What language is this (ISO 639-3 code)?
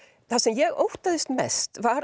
isl